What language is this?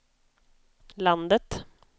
Swedish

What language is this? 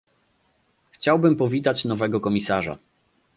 Polish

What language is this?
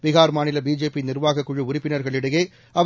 Tamil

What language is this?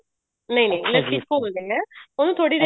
Punjabi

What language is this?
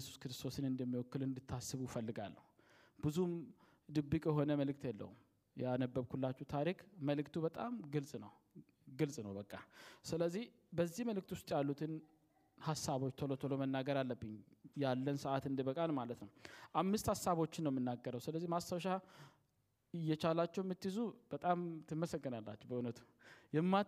Amharic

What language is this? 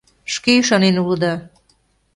Mari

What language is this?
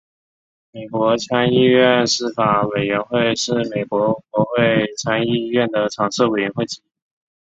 Chinese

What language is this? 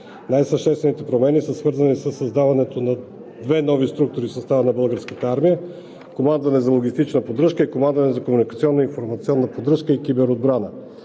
Bulgarian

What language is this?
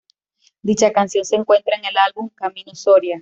Spanish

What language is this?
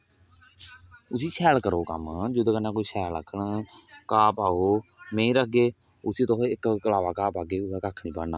Dogri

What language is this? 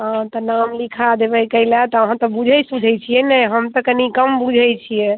Maithili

